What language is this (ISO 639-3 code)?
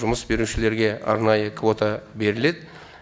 kaz